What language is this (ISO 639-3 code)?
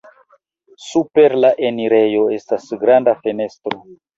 epo